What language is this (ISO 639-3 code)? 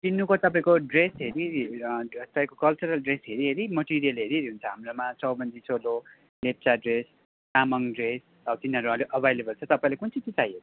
nep